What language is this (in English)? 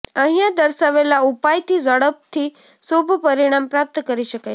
Gujarati